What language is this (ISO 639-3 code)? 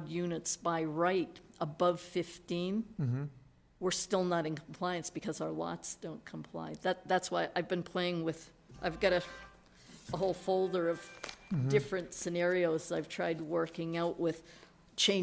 eng